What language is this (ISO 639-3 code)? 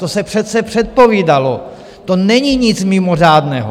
ces